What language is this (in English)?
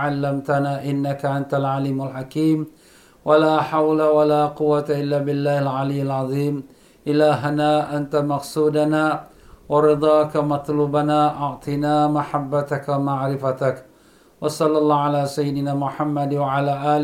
Malay